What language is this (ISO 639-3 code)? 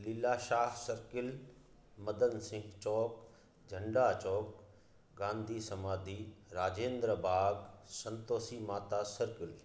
snd